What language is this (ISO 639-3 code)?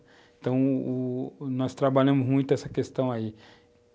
por